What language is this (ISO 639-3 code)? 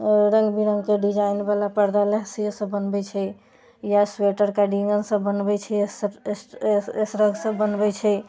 mai